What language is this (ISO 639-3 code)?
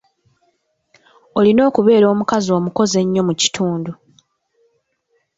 lug